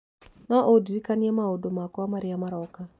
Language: Kikuyu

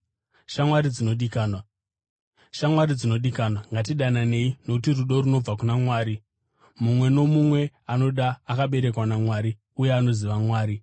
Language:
Shona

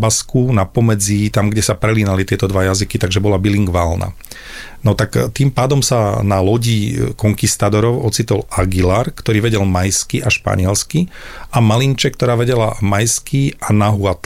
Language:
Slovak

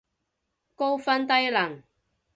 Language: Cantonese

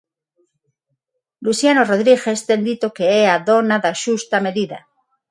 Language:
Galician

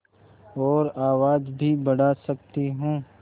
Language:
Hindi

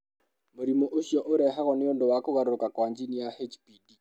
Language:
Kikuyu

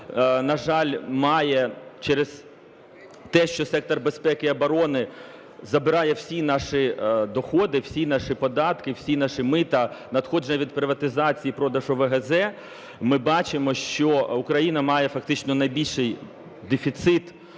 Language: Ukrainian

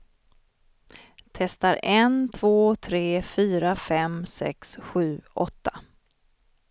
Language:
Swedish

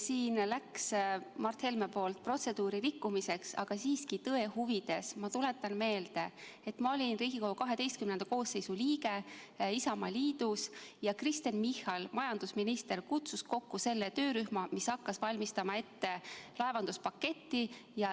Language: Estonian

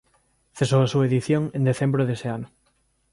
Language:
Galician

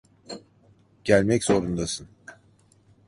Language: Turkish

